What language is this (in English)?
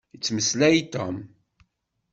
Kabyle